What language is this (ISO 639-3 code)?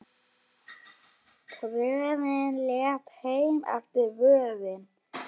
isl